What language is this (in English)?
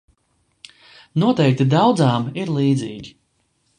Latvian